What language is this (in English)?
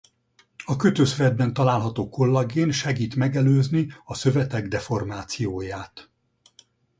Hungarian